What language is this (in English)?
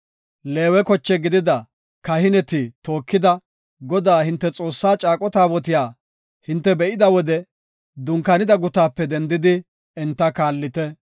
Gofa